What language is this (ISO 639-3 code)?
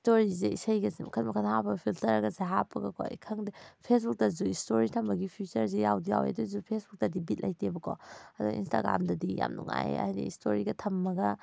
mni